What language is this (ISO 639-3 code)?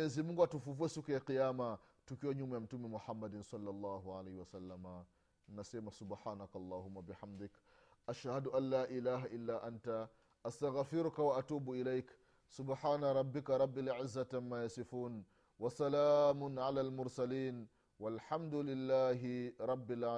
swa